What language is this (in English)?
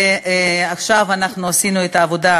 Hebrew